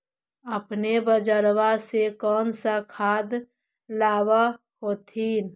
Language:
Magahi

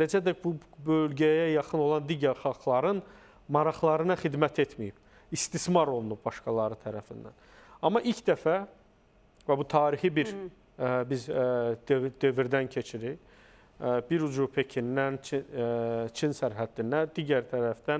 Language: Turkish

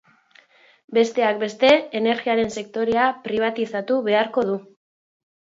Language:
Basque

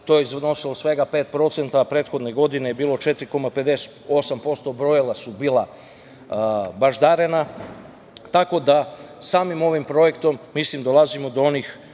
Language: Serbian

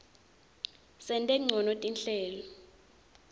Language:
Swati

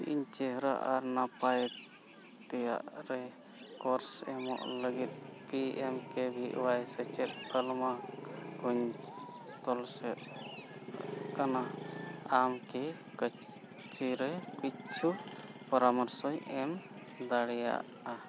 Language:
Santali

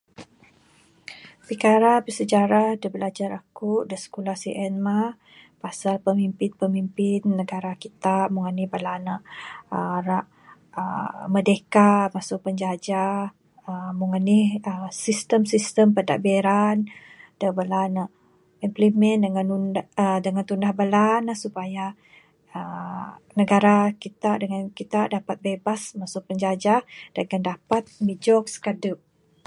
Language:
Bukar-Sadung Bidayuh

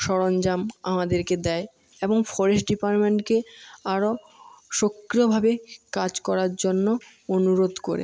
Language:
Bangla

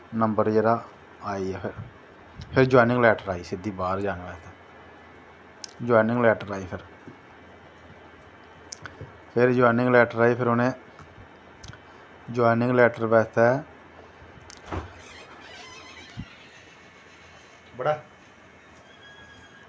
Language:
Dogri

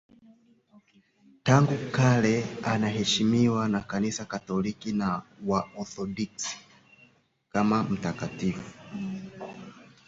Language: Swahili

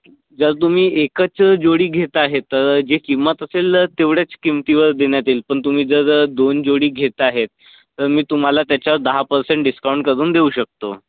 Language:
Marathi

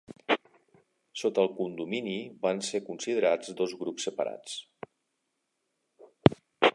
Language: Catalan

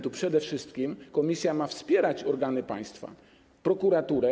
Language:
Polish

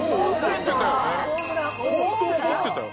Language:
Japanese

